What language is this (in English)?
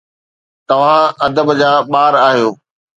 Sindhi